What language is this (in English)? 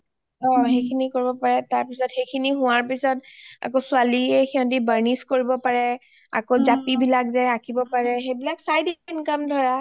Assamese